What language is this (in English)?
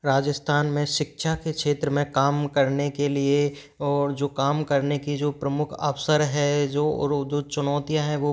Hindi